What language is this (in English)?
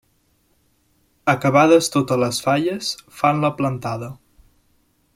Catalan